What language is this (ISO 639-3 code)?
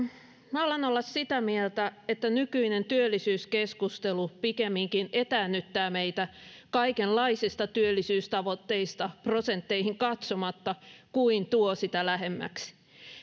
fin